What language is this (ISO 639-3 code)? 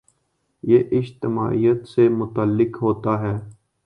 urd